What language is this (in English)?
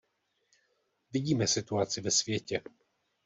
Czech